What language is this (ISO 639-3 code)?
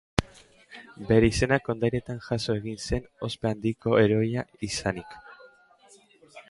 eus